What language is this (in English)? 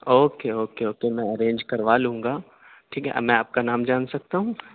Urdu